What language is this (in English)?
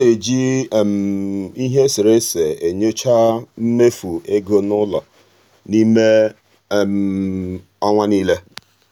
Igbo